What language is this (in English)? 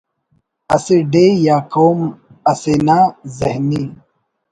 Brahui